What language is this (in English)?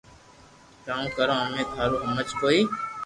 Loarki